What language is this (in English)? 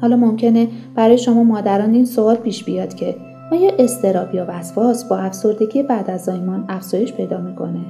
Persian